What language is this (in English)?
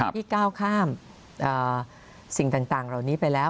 Thai